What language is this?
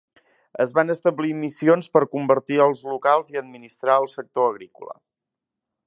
Catalan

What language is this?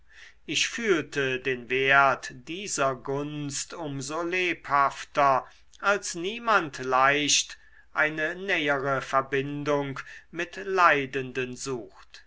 German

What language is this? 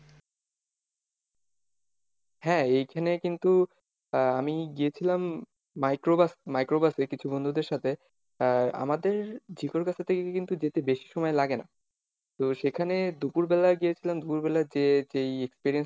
Bangla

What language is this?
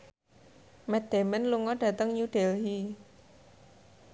Javanese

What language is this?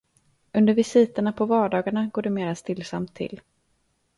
Swedish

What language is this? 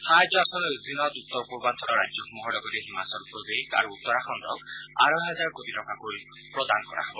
Assamese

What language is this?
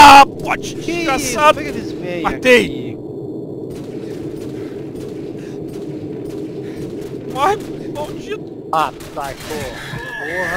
Portuguese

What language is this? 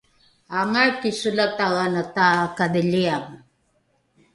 Rukai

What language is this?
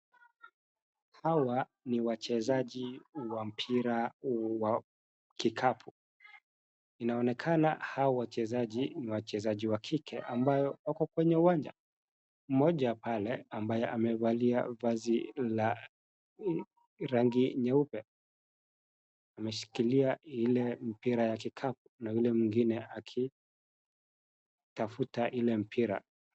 Swahili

